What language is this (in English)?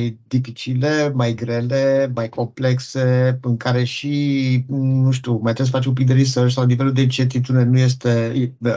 Romanian